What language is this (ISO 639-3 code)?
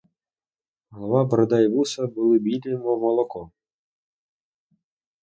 ukr